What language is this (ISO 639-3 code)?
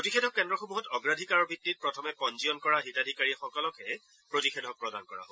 asm